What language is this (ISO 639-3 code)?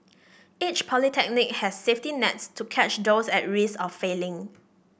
eng